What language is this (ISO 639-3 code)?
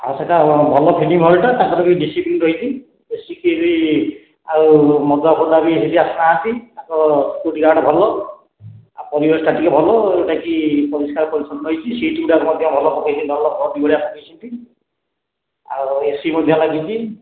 ori